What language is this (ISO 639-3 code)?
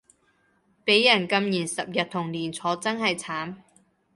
yue